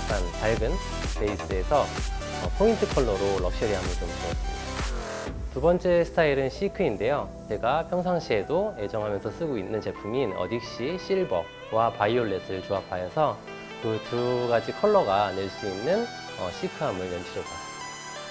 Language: Korean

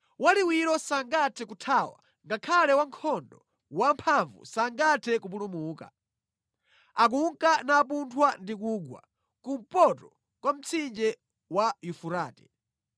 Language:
Nyanja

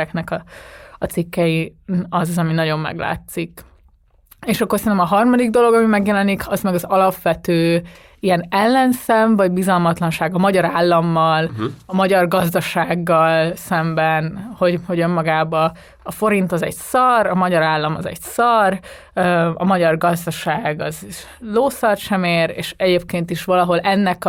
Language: Hungarian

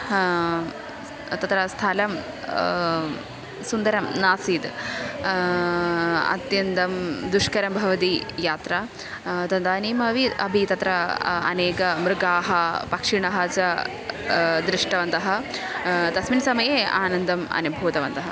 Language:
Sanskrit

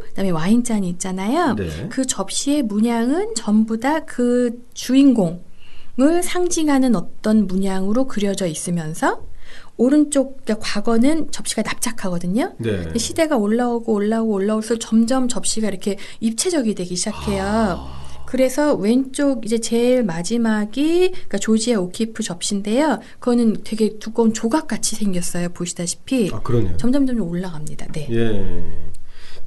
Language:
Korean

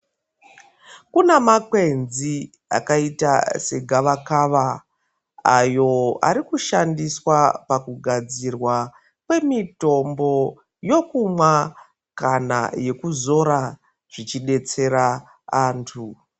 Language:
Ndau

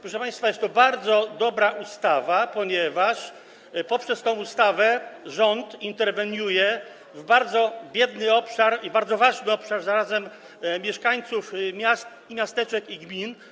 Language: Polish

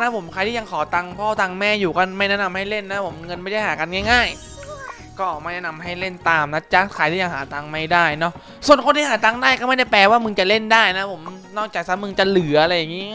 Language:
Thai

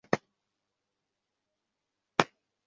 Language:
Bangla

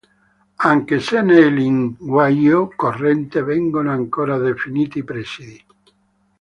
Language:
Italian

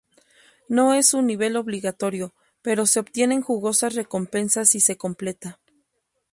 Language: Spanish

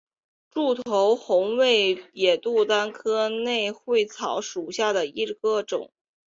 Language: Chinese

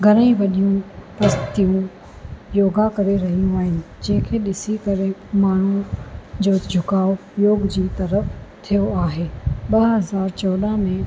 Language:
Sindhi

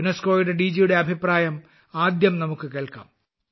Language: Malayalam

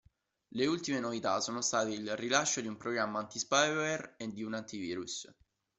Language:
Italian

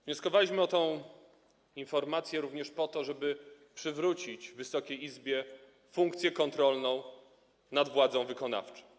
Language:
Polish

